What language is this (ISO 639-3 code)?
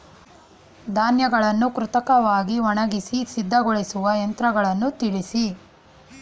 kan